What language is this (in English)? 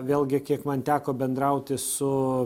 Lithuanian